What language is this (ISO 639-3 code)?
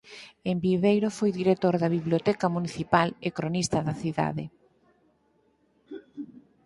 glg